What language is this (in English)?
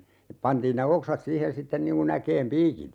Finnish